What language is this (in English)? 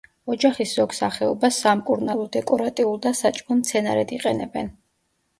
Georgian